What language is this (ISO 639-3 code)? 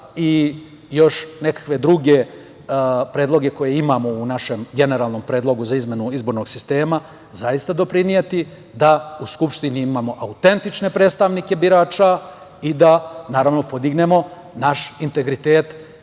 srp